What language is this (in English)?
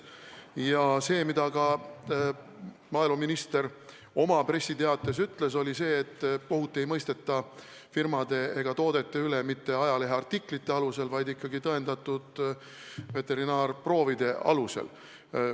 Estonian